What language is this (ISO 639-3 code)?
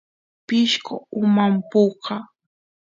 qus